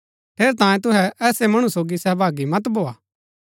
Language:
Gaddi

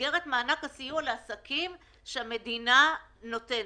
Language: Hebrew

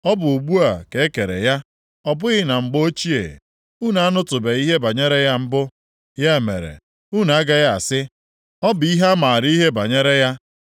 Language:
Igbo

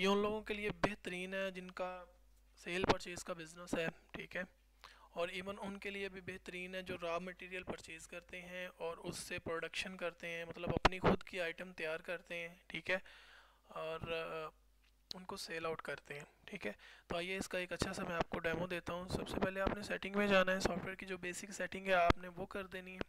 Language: Hindi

